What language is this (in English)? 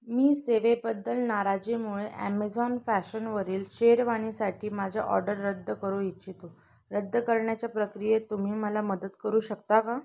Marathi